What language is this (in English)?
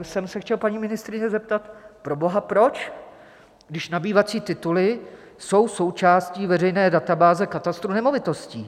Czech